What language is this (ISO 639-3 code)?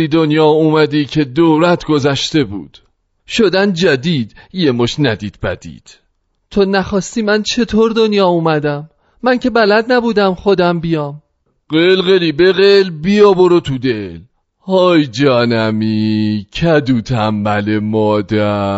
fas